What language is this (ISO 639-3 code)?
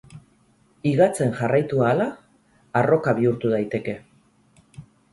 eus